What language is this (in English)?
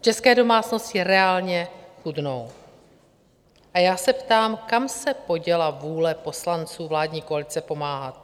Czech